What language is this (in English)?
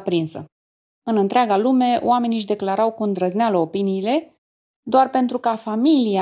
Romanian